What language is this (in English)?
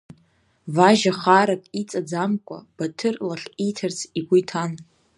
Abkhazian